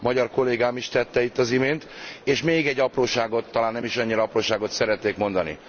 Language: Hungarian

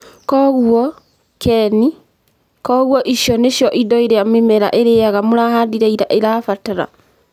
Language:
Kikuyu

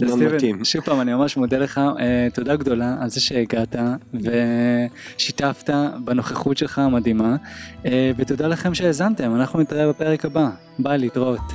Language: Hebrew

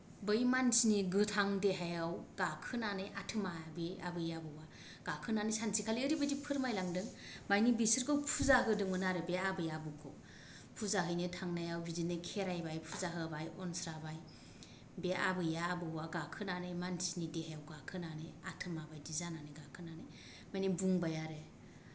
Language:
Bodo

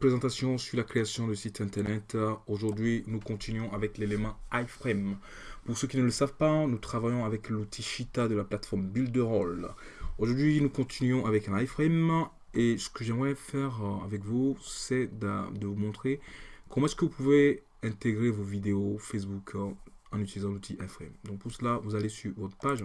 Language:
French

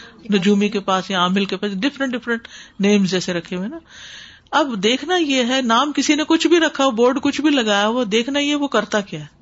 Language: Urdu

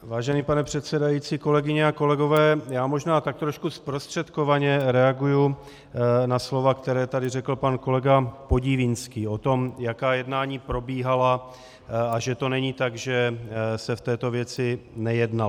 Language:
Czech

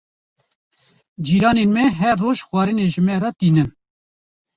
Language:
Kurdish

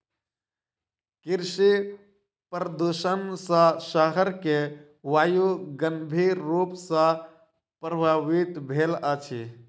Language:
Maithili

